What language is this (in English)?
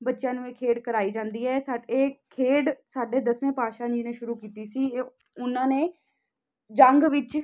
Punjabi